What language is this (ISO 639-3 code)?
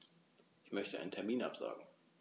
deu